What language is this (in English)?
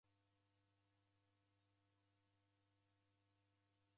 Taita